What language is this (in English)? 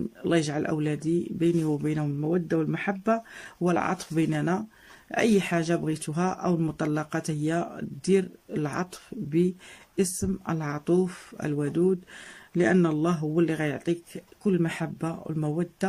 Arabic